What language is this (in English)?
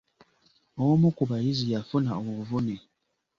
Ganda